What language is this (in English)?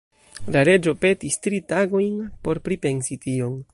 Esperanto